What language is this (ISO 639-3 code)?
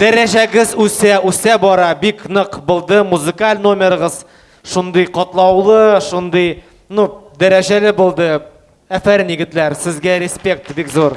rus